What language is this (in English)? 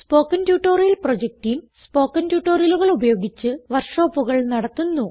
Malayalam